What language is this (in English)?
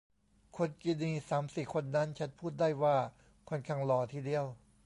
Thai